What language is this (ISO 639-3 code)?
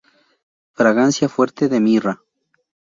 spa